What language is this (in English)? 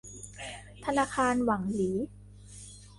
Thai